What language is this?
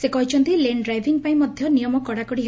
Odia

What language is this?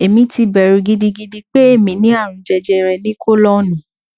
Yoruba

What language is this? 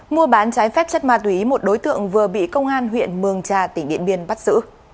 Vietnamese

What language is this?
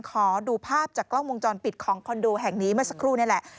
Thai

